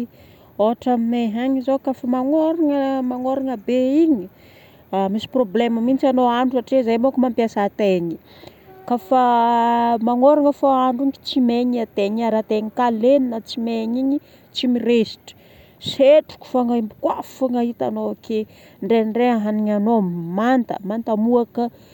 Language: Northern Betsimisaraka Malagasy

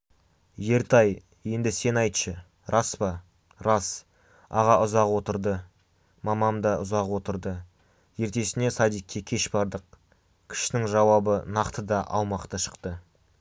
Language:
Kazakh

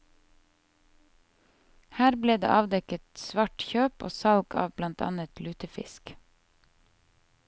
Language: Norwegian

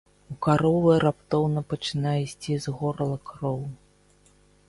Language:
Belarusian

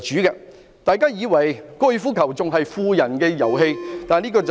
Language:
Cantonese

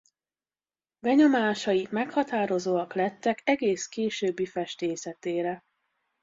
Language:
Hungarian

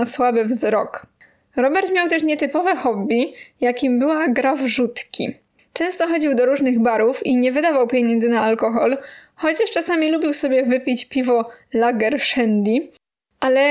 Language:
Polish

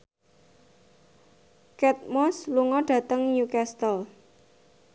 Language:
Javanese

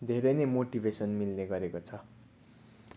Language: Nepali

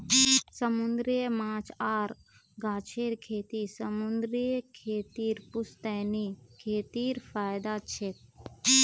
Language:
Magahi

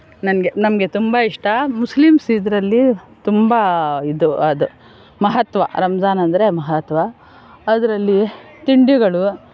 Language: Kannada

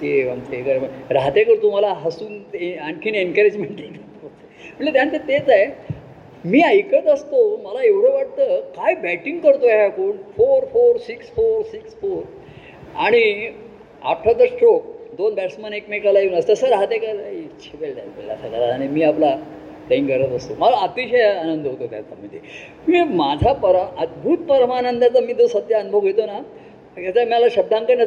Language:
Marathi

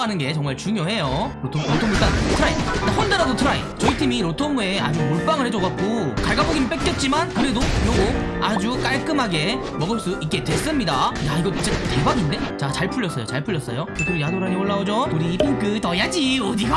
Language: Korean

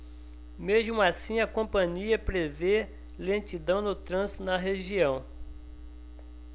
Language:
Portuguese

